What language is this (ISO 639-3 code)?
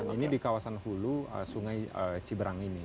ind